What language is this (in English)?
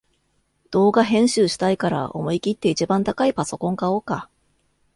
Japanese